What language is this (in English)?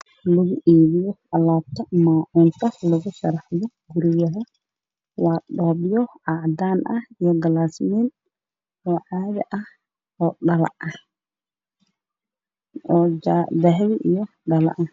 Somali